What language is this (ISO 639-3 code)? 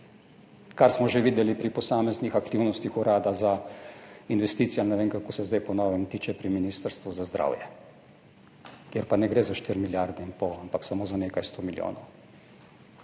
slv